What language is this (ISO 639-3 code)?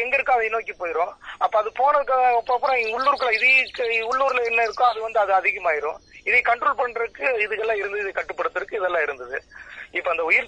tam